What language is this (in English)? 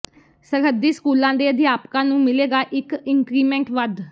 Punjabi